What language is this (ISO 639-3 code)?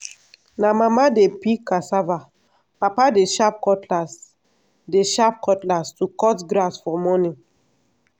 pcm